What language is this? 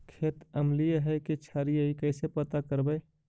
Magahi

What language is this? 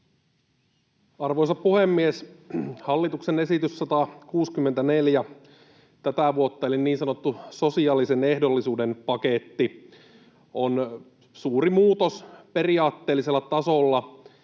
Finnish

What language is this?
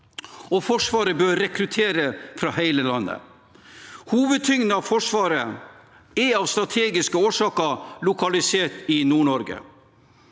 Norwegian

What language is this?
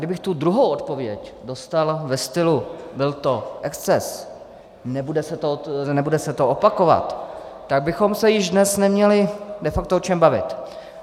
Czech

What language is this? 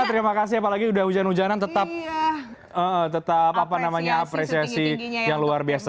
Indonesian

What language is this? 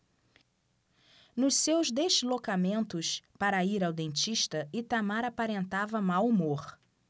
Portuguese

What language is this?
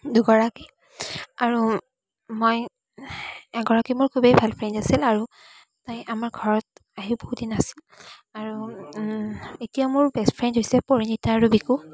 Assamese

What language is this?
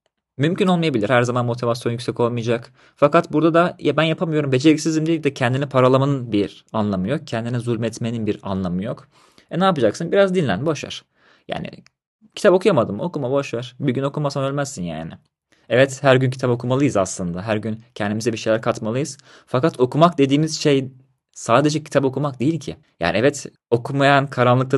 Turkish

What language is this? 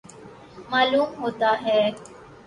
Urdu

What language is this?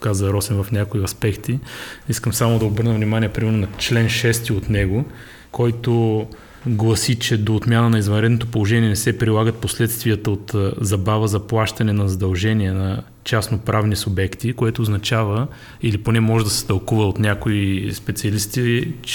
Bulgarian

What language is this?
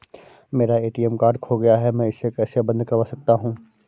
Hindi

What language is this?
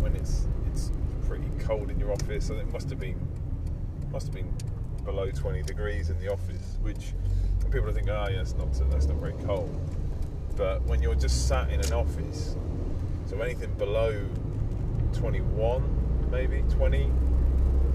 English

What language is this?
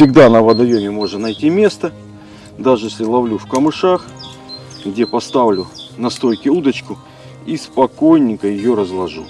Russian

